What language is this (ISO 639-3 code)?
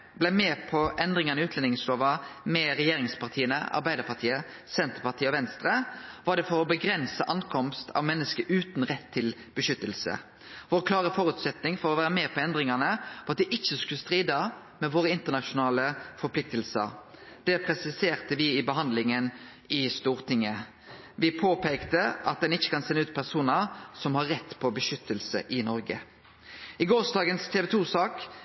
nno